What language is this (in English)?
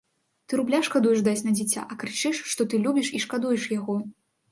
Belarusian